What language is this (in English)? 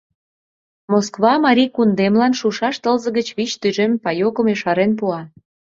Mari